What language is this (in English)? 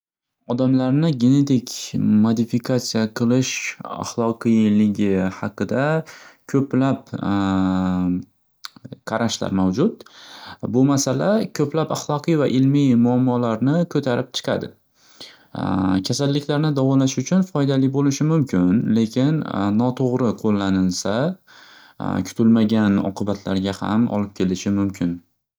Uzbek